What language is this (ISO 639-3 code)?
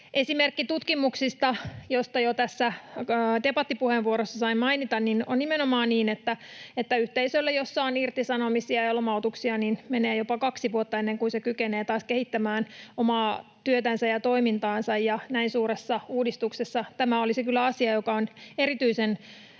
fin